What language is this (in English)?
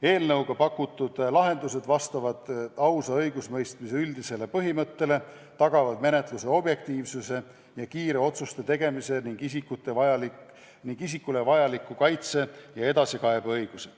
Estonian